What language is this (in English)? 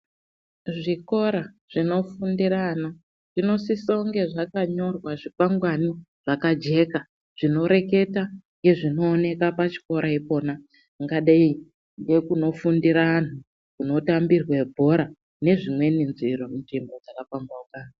Ndau